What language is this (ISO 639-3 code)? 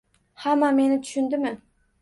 uzb